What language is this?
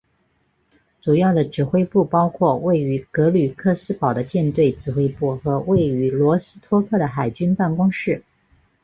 Chinese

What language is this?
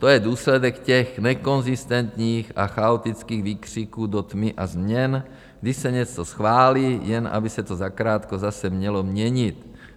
Czech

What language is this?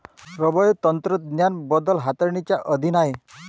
Marathi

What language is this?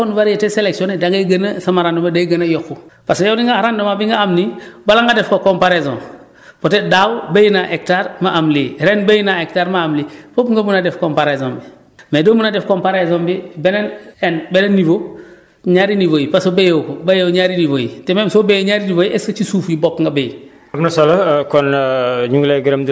Wolof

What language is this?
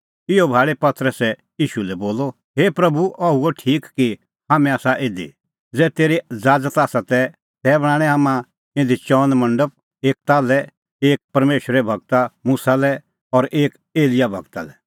Kullu Pahari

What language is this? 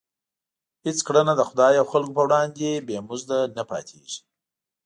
Pashto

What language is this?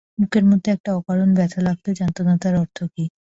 Bangla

